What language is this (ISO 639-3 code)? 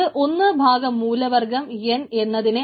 mal